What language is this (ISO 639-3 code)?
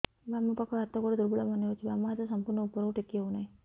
ori